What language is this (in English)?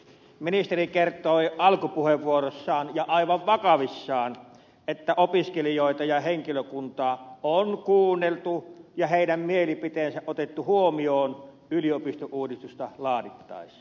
Finnish